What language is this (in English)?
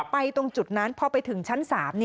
Thai